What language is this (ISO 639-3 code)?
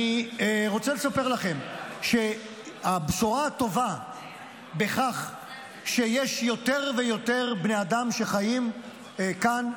heb